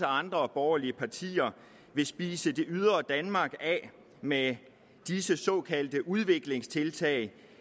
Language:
Danish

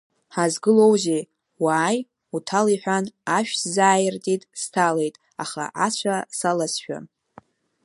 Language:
Abkhazian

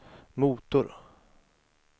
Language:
Swedish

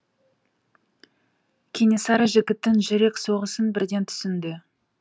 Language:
Kazakh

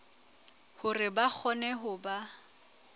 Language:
Southern Sotho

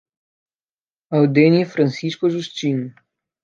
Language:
Portuguese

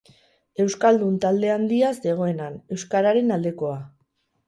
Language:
Basque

